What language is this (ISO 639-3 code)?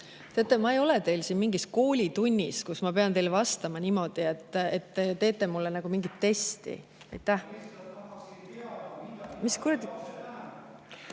est